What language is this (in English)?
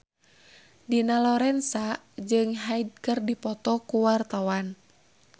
Sundanese